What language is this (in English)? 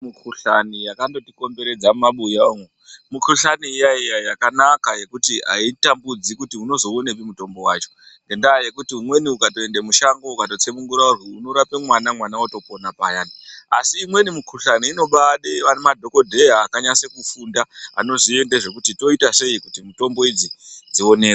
Ndau